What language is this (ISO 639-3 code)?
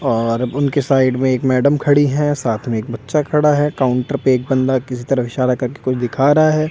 hin